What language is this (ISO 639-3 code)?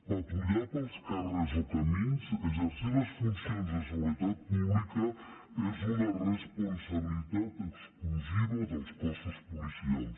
cat